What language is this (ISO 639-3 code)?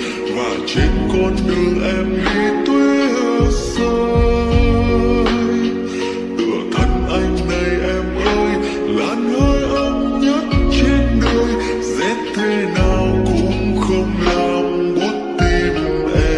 vie